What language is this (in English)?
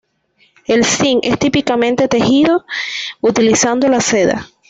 Spanish